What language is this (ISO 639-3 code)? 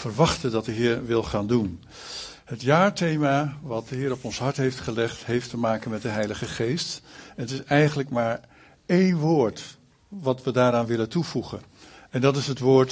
nld